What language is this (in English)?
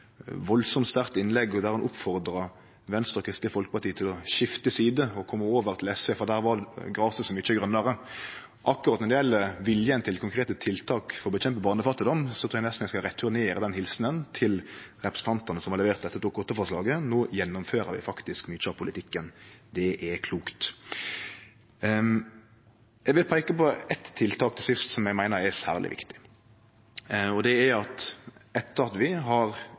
Norwegian Nynorsk